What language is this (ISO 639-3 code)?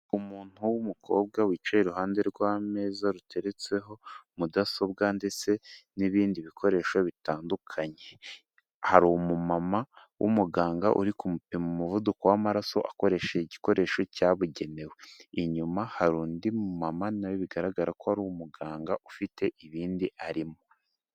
kin